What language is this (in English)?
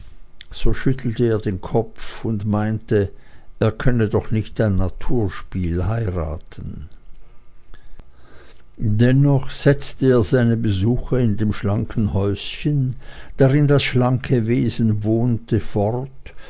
German